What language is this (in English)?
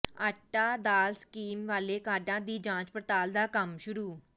Punjabi